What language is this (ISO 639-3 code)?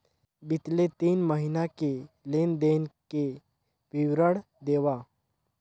hne